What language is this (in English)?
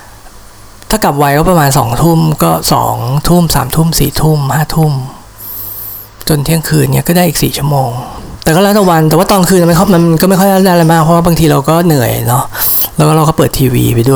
Thai